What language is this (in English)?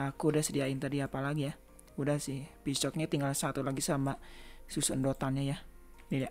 Indonesian